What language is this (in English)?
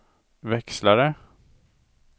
Swedish